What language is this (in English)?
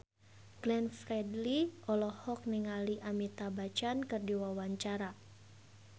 Sundanese